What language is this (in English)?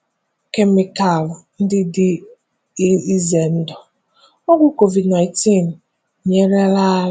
Igbo